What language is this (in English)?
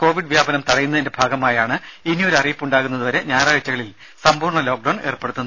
Malayalam